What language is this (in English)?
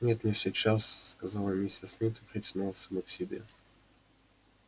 Russian